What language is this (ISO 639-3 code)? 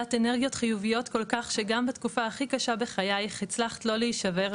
heb